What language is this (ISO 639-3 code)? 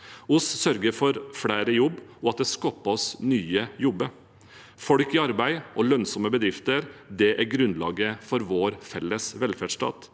nor